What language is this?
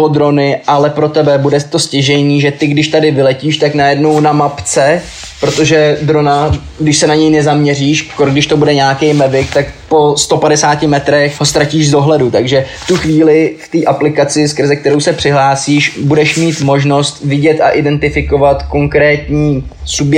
Czech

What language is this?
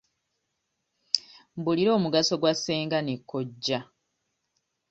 Ganda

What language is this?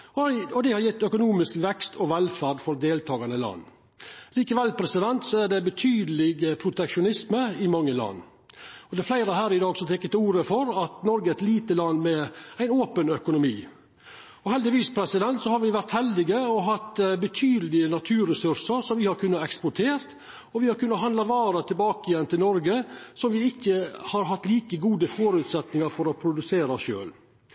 Norwegian Nynorsk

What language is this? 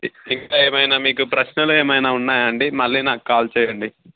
Telugu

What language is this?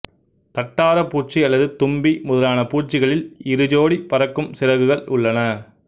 Tamil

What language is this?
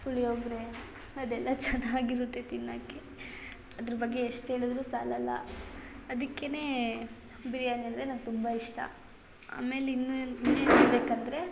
Kannada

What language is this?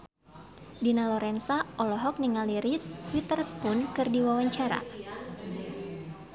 Sundanese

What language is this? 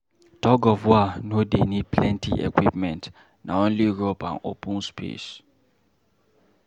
Nigerian Pidgin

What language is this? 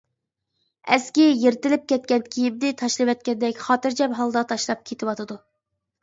Uyghur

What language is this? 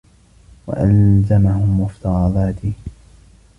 Arabic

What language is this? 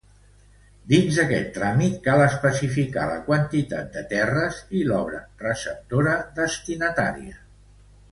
Catalan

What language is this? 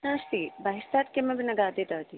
Sanskrit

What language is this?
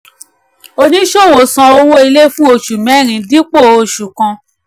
Yoruba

